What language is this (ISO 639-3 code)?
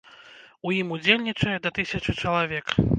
bel